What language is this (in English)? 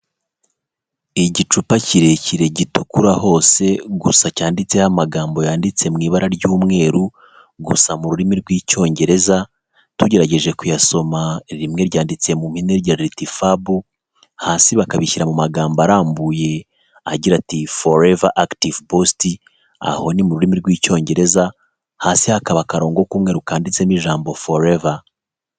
Kinyarwanda